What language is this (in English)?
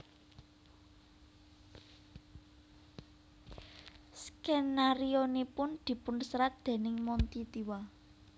Javanese